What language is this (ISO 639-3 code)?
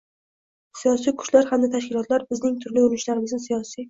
uzb